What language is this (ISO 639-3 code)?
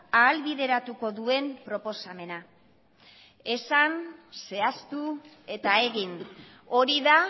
eus